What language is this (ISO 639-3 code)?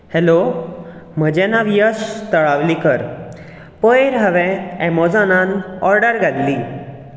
kok